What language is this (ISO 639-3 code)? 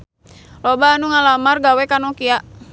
sun